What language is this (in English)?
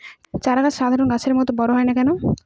Bangla